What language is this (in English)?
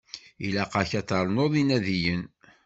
Kabyle